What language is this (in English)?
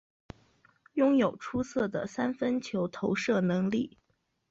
Chinese